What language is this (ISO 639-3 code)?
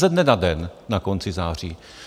ces